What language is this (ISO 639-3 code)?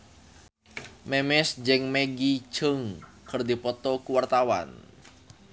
sun